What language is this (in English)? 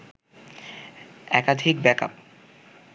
Bangla